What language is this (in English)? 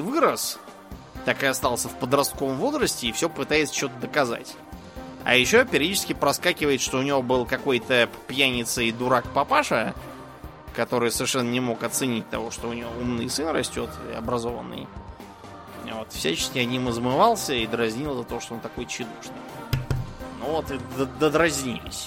Russian